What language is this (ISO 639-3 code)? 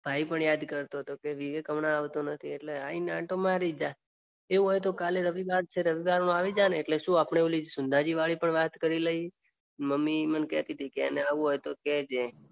guj